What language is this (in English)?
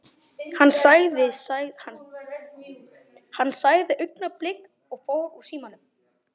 Icelandic